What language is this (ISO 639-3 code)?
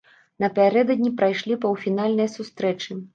bel